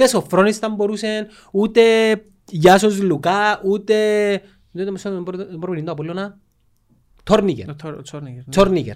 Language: Greek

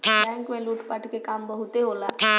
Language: Bhojpuri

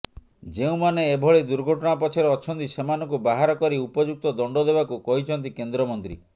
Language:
Odia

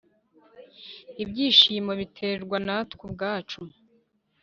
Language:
Kinyarwanda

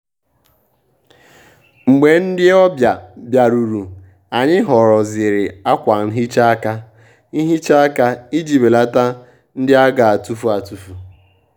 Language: Igbo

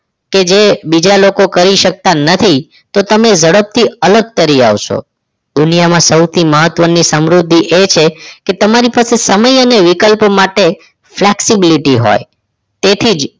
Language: Gujarati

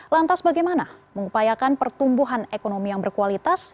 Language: Indonesian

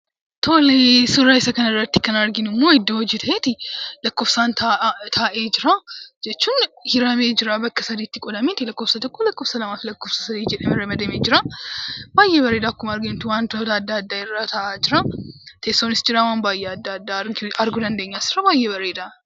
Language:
Oromo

